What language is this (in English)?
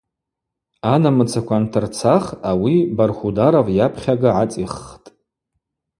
Abaza